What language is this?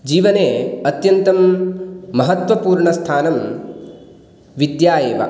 Sanskrit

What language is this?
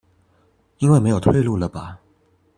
Chinese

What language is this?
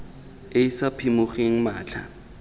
Tswana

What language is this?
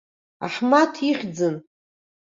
Abkhazian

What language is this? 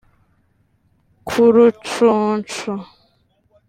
Kinyarwanda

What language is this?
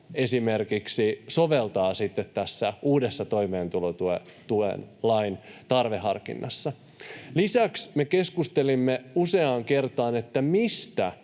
Finnish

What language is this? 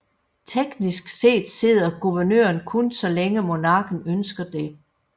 Danish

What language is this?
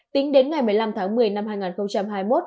Vietnamese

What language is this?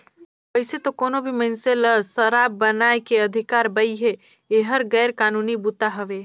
Chhattisgarhi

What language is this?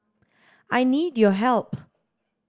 English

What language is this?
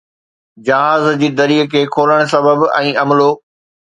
Sindhi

